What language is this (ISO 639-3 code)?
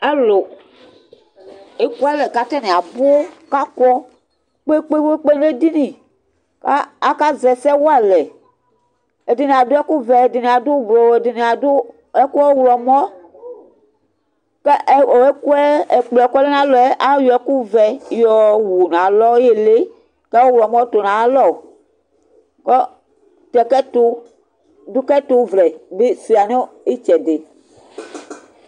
kpo